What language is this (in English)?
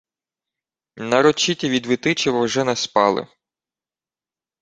Ukrainian